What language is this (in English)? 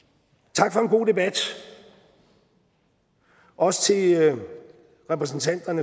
Danish